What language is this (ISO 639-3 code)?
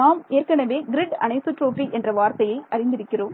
tam